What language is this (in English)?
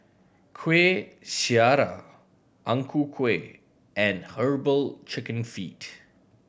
English